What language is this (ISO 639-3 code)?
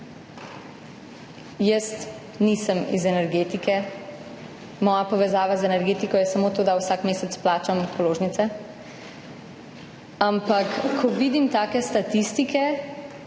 slv